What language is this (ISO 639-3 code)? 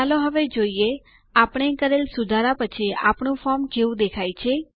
guj